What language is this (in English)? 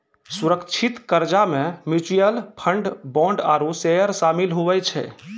Maithili